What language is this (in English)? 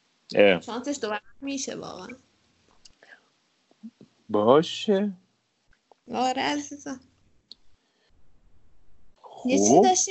Persian